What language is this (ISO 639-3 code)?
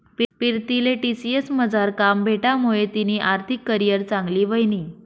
mar